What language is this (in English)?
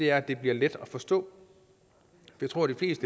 Danish